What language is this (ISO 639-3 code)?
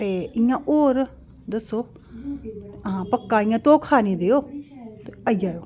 doi